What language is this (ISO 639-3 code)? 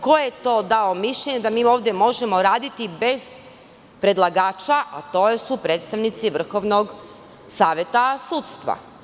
srp